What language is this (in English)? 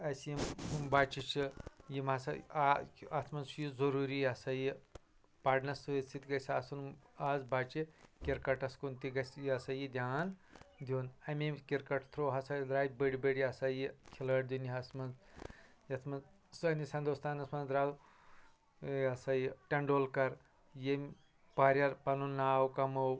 Kashmiri